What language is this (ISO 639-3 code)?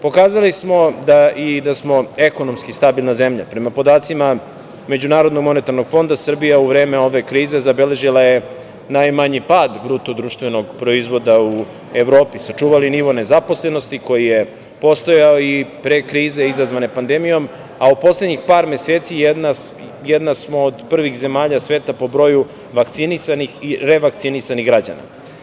srp